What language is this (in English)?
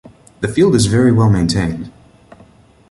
English